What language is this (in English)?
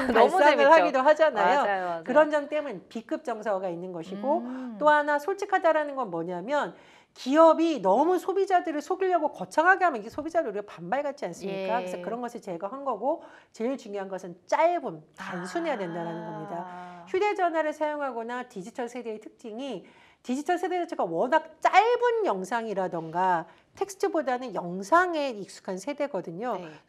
Korean